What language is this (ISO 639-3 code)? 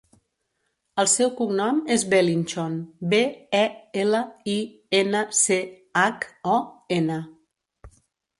cat